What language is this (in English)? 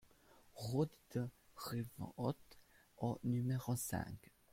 French